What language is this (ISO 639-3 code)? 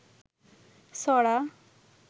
ben